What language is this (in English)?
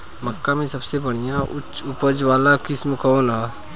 Bhojpuri